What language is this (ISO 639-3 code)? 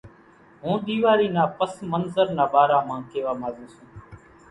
gjk